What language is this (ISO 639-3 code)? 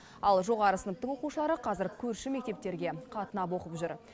kaz